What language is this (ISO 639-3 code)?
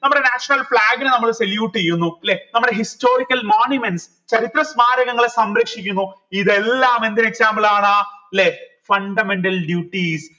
mal